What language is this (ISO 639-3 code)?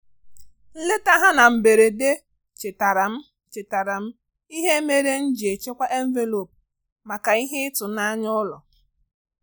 ibo